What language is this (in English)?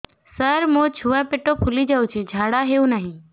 Odia